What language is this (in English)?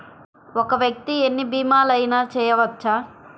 Telugu